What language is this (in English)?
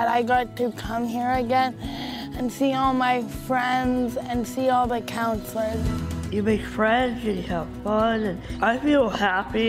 English